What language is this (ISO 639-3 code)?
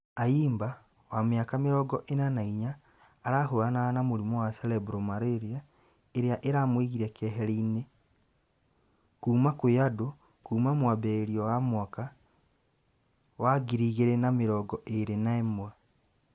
kik